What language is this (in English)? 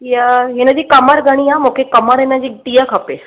Sindhi